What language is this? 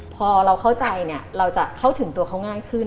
Thai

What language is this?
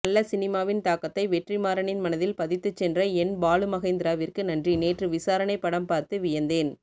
Tamil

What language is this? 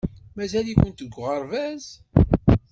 Kabyle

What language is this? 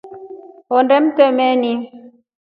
Rombo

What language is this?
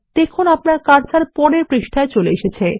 Bangla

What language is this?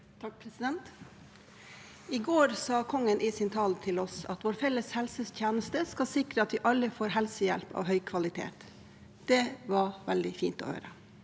Norwegian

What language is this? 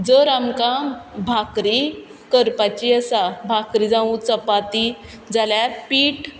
Konkani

